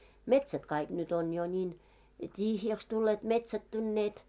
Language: Finnish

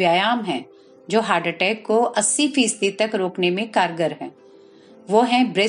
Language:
Hindi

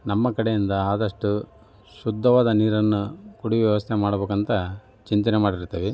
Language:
Kannada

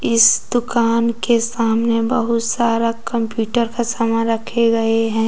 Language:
Hindi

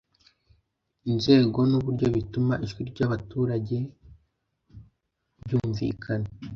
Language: Kinyarwanda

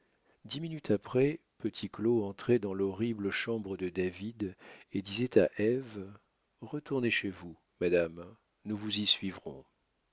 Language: French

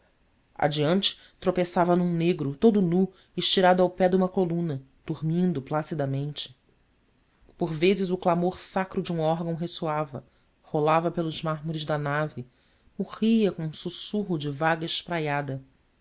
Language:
Portuguese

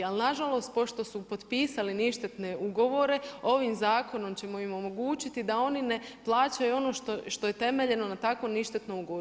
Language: Croatian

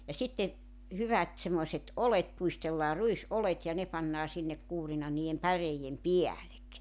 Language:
Finnish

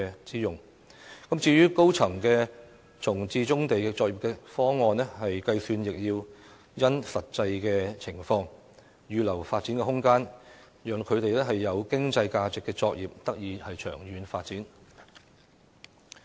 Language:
Cantonese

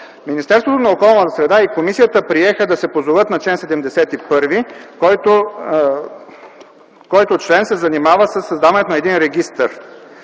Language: Bulgarian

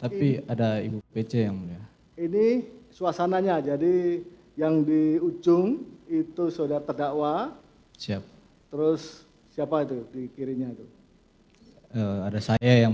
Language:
Indonesian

